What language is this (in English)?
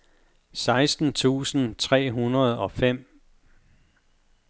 Danish